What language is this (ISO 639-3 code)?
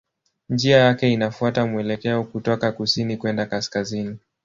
swa